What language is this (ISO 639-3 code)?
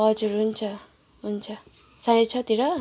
nep